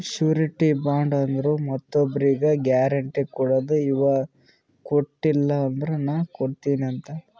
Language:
Kannada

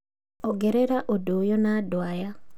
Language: Kikuyu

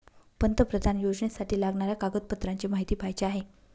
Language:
Marathi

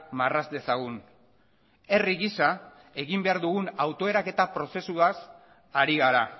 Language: Basque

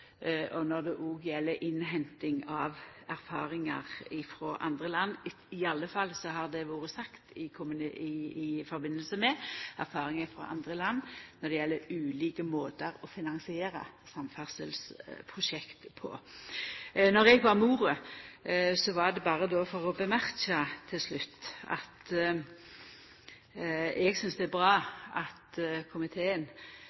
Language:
Norwegian Nynorsk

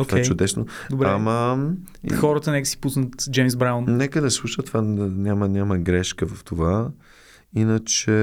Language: Bulgarian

